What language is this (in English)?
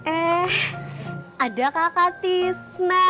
Indonesian